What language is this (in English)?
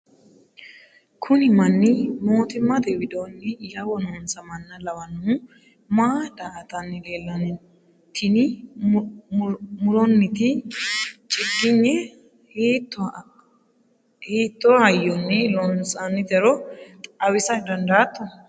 Sidamo